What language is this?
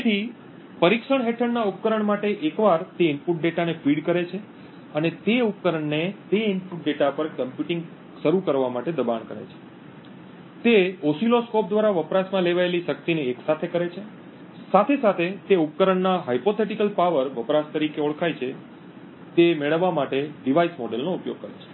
Gujarati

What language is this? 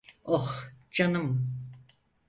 Turkish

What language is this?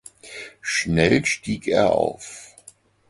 German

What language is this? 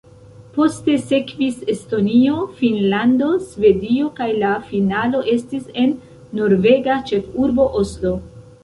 Esperanto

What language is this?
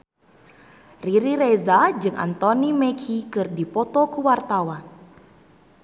Sundanese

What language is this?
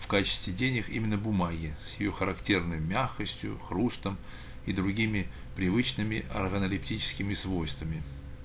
Russian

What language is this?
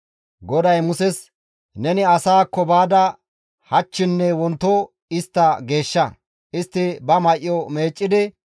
Gamo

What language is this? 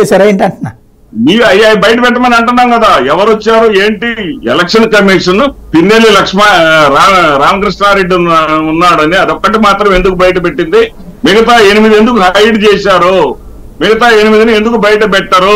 Telugu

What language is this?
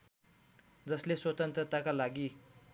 Nepali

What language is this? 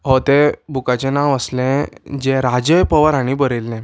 Konkani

